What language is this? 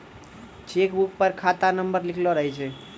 Maithili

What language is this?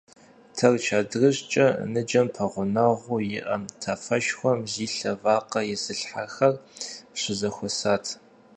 Kabardian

